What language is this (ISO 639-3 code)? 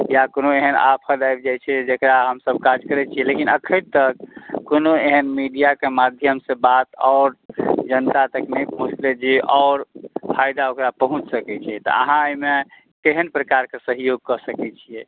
mai